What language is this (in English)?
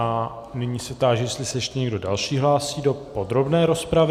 Czech